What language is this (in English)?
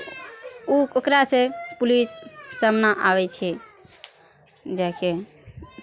Maithili